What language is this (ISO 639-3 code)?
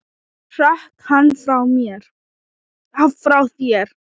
isl